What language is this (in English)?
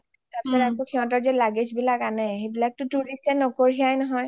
Assamese